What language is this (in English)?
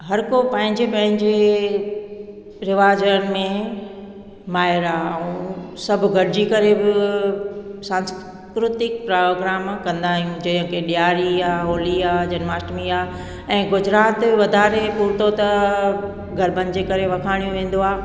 Sindhi